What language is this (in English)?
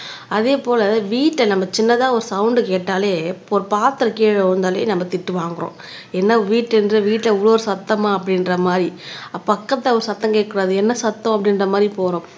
Tamil